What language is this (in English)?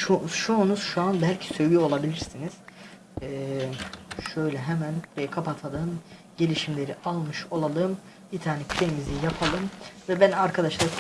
Turkish